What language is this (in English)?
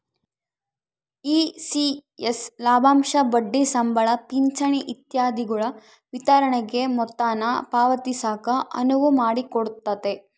Kannada